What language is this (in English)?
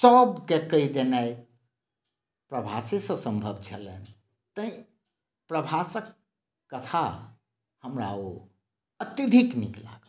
Maithili